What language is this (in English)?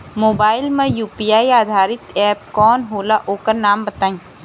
Bhojpuri